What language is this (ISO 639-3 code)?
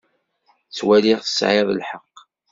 kab